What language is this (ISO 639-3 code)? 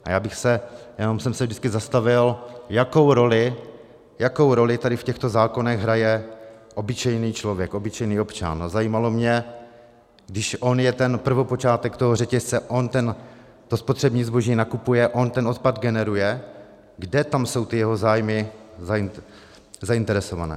ces